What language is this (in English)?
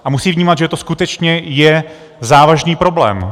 Czech